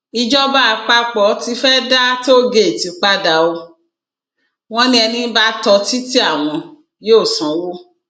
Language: Yoruba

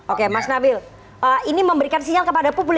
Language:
Indonesian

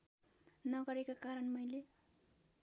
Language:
Nepali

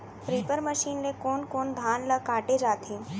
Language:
Chhattisgarhi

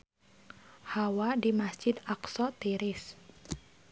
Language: Sundanese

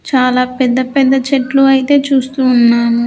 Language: Telugu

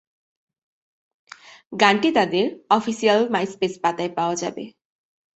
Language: Bangla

